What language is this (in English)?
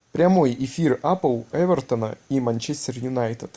Russian